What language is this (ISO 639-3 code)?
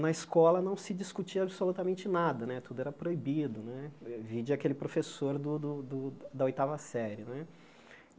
por